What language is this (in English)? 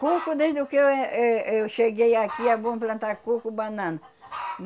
Portuguese